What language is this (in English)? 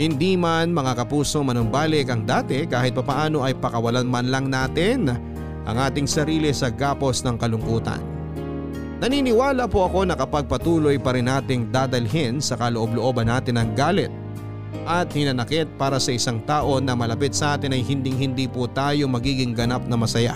Filipino